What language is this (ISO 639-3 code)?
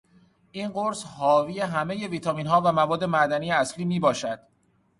fas